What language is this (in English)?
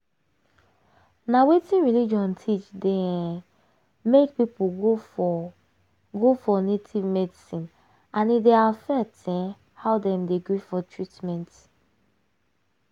Nigerian Pidgin